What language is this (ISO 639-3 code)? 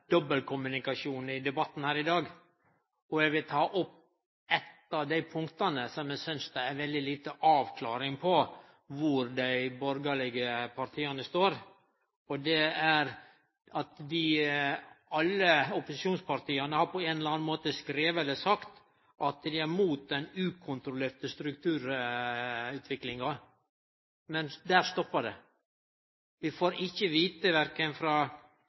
nno